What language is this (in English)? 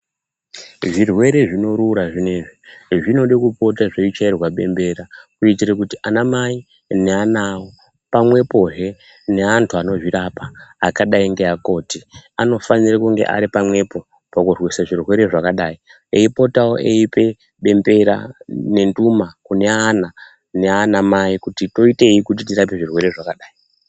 Ndau